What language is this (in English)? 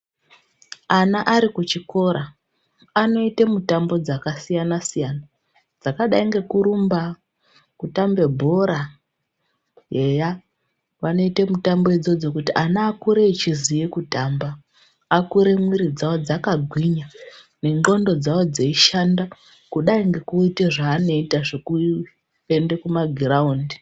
Ndau